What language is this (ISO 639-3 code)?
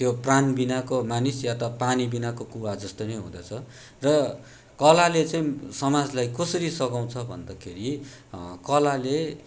nep